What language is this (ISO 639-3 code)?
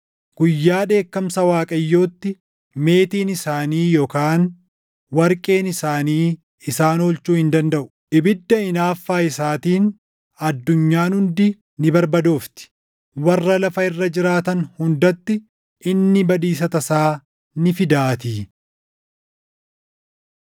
orm